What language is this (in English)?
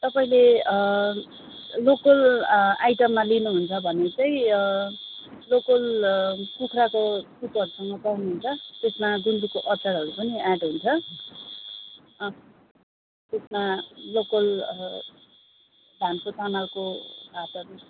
Nepali